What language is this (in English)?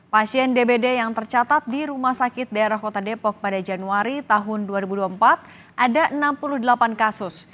Indonesian